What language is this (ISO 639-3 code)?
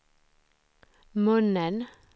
swe